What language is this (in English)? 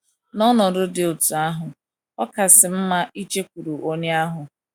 Igbo